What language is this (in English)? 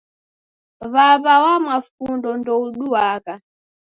Taita